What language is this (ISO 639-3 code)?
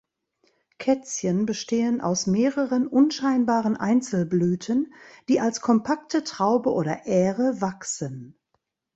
deu